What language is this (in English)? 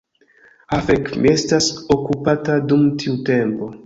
Esperanto